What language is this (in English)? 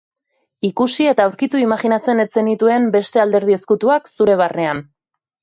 Basque